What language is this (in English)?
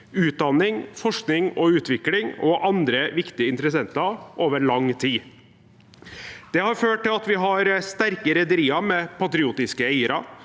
Norwegian